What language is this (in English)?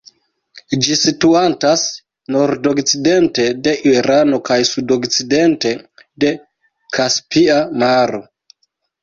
Esperanto